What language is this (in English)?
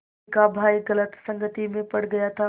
Hindi